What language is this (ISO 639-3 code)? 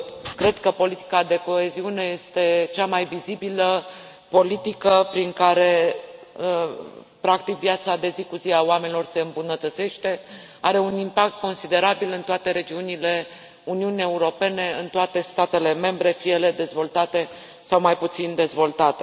ron